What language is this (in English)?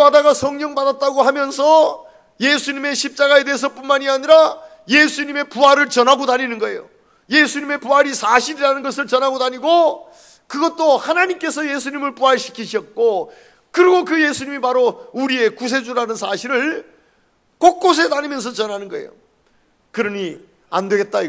Korean